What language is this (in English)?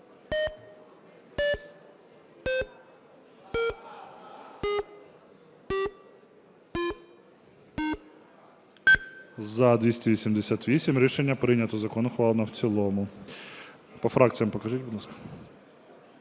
Ukrainian